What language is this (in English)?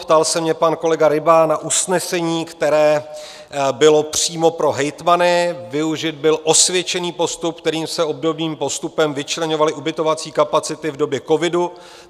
Czech